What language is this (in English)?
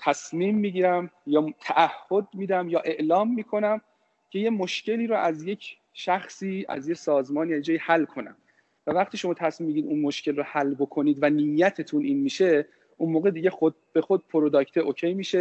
Persian